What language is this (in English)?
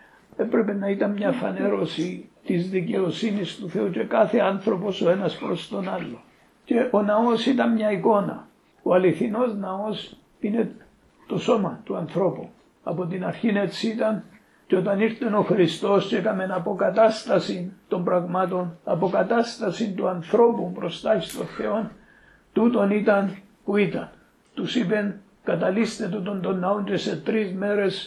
Greek